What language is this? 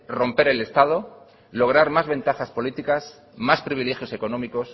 Spanish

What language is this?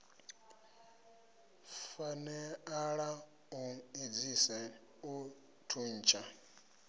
Venda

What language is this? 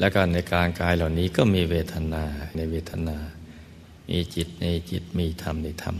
Thai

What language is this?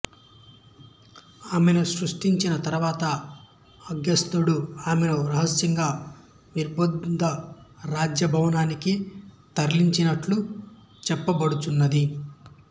Telugu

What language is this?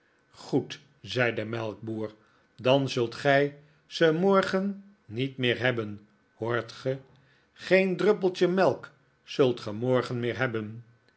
Dutch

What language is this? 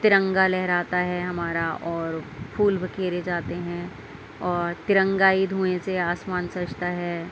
Urdu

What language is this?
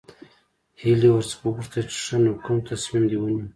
Pashto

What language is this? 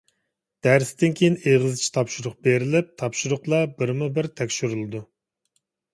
Uyghur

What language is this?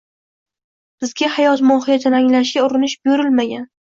Uzbek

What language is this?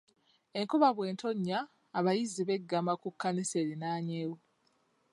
Ganda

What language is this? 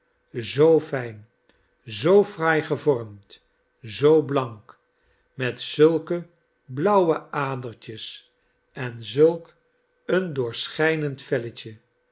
Dutch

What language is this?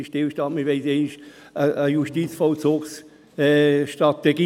Swiss German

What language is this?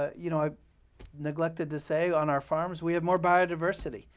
English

